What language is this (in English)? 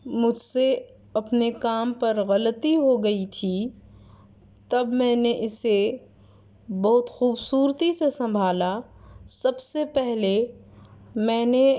Urdu